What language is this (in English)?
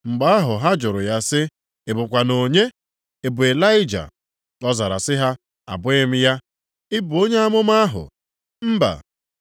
Igbo